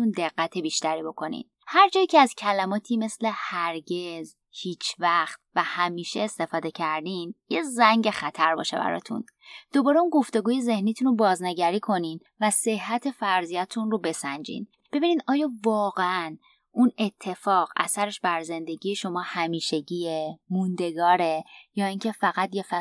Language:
Persian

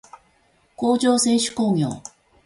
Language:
Japanese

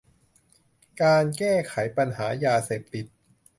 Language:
Thai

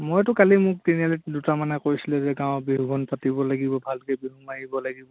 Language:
Assamese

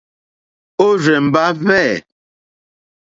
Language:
Mokpwe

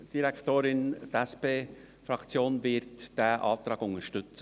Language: Swiss German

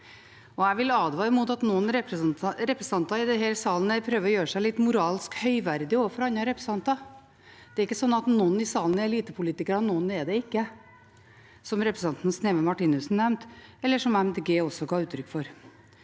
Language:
Norwegian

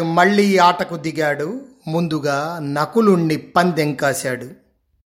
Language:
Telugu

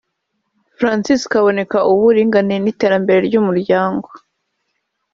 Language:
Kinyarwanda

